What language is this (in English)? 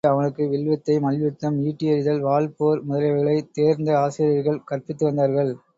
Tamil